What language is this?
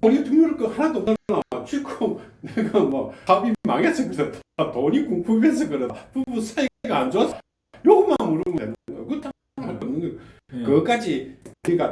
Korean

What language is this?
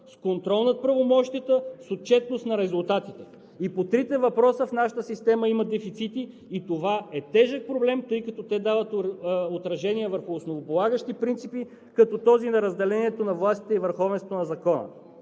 Bulgarian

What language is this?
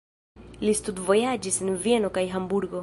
Esperanto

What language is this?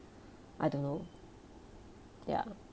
English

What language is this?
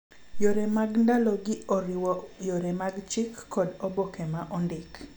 Luo (Kenya and Tanzania)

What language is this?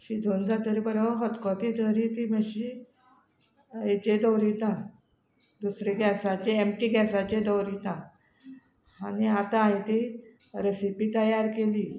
Konkani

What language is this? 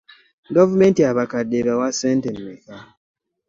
Ganda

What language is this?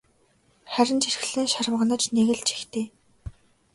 Mongolian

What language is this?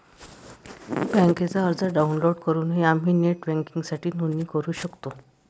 Marathi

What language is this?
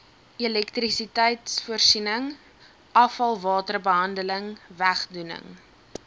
Afrikaans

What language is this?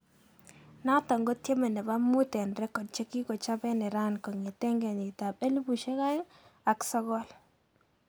Kalenjin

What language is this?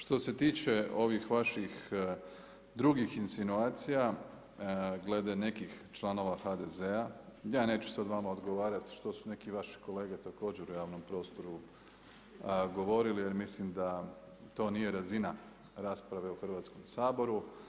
Croatian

